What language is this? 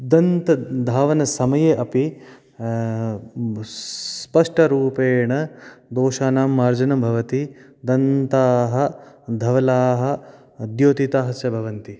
Sanskrit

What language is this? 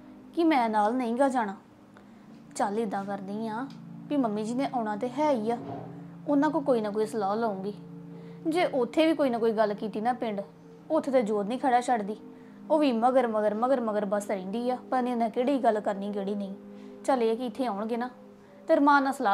Punjabi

